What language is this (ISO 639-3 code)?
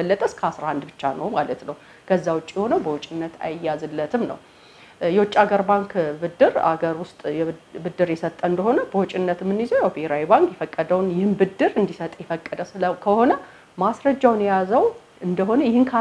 ara